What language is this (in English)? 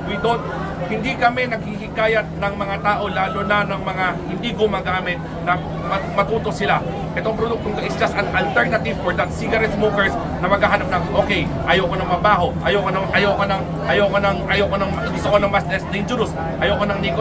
Filipino